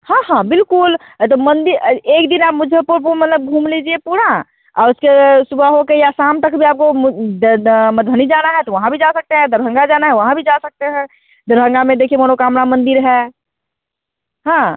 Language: Hindi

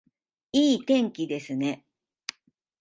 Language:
Japanese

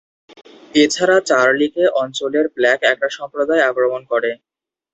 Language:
Bangla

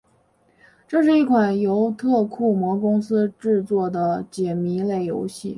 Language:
Chinese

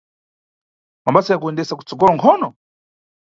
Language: Nyungwe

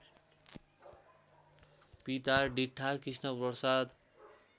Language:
Nepali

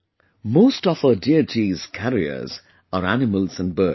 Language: English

